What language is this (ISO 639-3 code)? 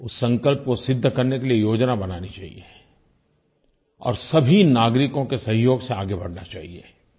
hin